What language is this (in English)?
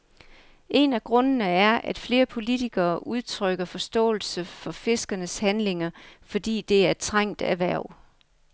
Danish